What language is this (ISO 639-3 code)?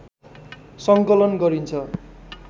nep